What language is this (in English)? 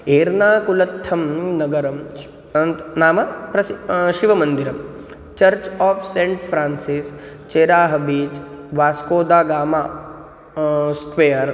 Sanskrit